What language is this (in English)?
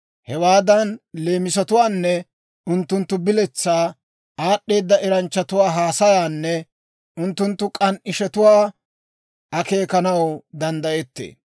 Dawro